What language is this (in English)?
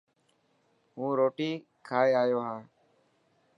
Dhatki